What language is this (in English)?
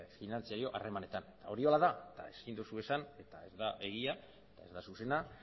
Basque